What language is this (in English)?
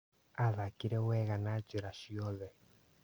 Kikuyu